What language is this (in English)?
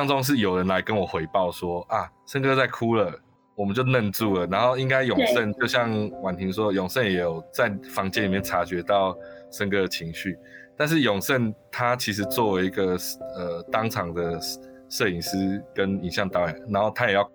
Chinese